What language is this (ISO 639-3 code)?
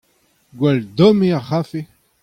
bre